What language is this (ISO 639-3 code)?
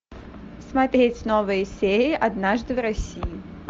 rus